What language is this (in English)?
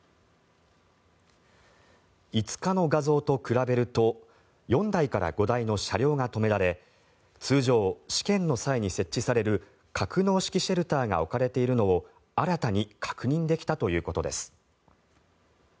Japanese